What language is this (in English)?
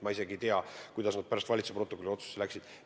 Estonian